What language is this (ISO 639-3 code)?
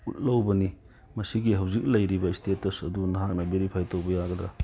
mni